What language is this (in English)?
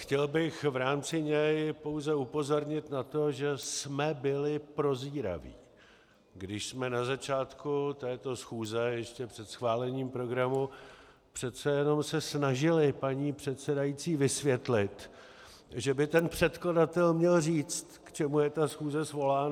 Czech